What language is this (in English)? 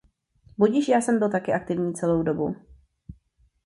Czech